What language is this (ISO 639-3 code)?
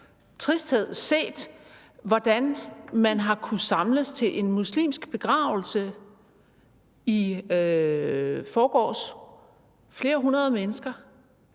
dan